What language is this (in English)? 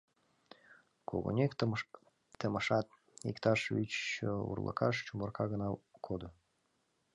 Mari